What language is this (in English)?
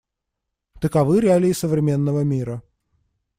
Russian